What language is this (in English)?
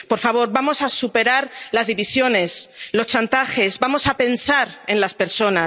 Spanish